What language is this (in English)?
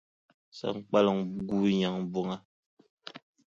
Dagbani